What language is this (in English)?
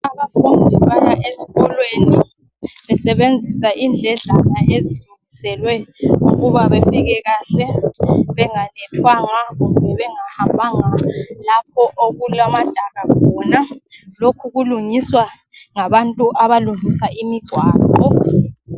North Ndebele